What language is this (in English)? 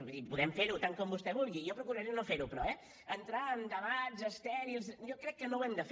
Catalan